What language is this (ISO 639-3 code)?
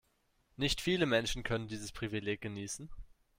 deu